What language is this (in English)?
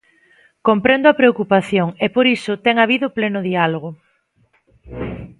Galician